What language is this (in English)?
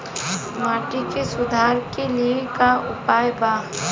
Bhojpuri